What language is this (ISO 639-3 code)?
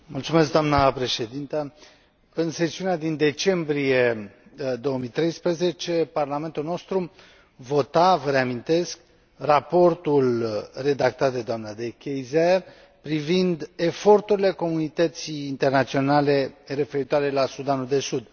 ron